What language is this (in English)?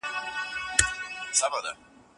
Pashto